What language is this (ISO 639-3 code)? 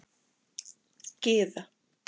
isl